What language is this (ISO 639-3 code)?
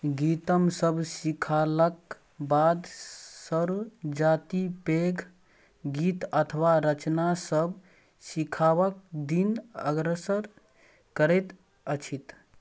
mai